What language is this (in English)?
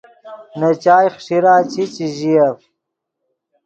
Yidgha